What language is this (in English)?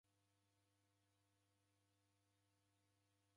Taita